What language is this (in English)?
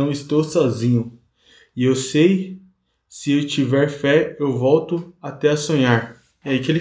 Portuguese